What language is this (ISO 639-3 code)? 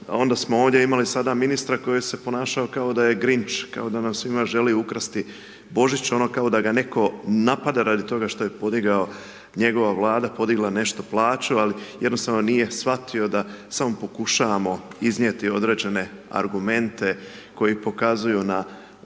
hrv